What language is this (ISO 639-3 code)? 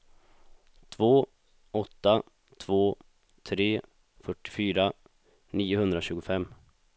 swe